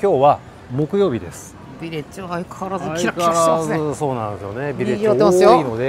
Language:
Japanese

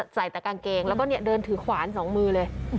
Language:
Thai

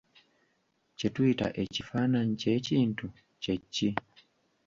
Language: Ganda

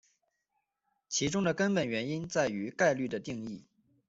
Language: Chinese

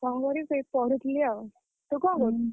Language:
Odia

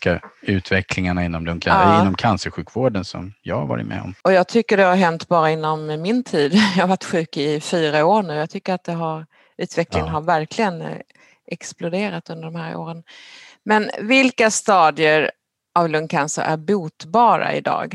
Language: Swedish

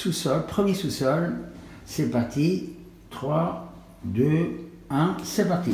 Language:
French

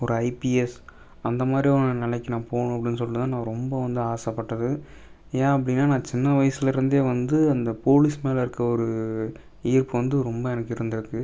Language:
Tamil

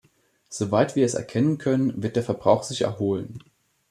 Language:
German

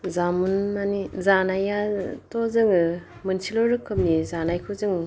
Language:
Bodo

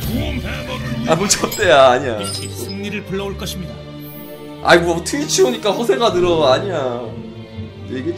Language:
Korean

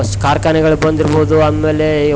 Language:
Kannada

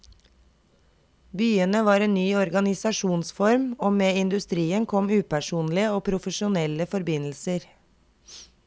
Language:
Norwegian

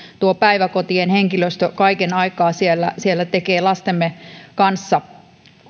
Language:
Finnish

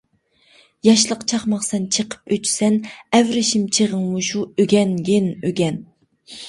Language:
Uyghur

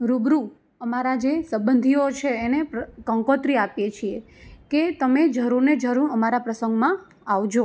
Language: Gujarati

